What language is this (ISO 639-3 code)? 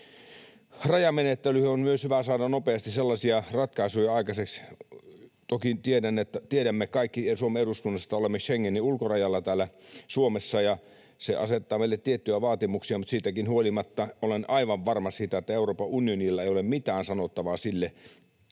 fin